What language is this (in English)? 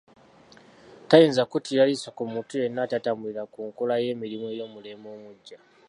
Ganda